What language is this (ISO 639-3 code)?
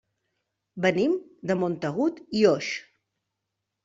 cat